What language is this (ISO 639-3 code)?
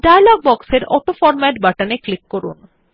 ben